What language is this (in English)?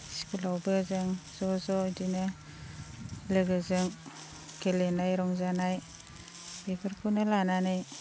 Bodo